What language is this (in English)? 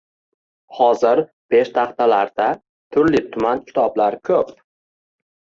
Uzbek